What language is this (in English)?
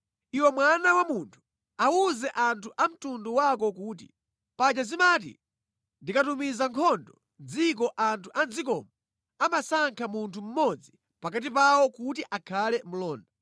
Nyanja